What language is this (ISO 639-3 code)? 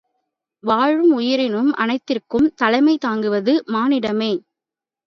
tam